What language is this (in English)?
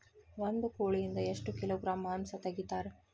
Kannada